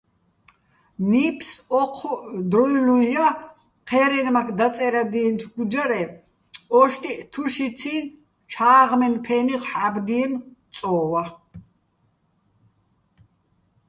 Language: Bats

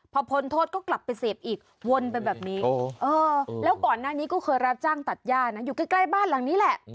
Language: Thai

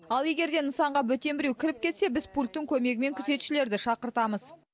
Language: Kazakh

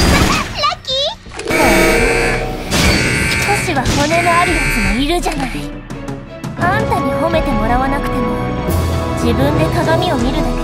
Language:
Japanese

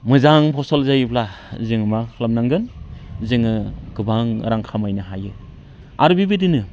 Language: Bodo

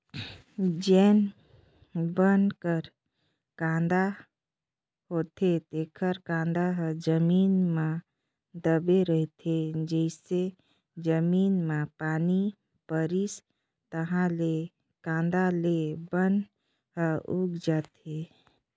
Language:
Chhattisgarhi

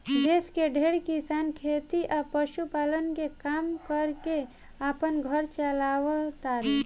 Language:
Bhojpuri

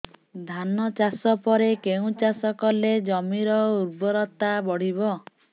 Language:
Odia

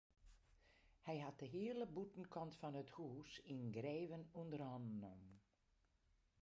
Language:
Western Frisian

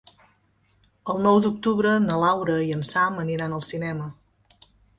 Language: Catalan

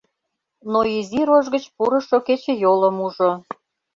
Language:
Mari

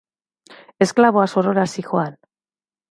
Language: Basque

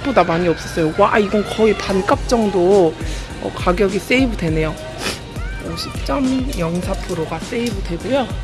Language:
Korean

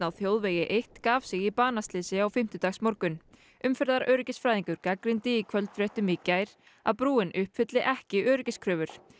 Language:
Icelandic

